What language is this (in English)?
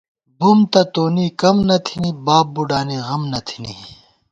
Gawar-Bati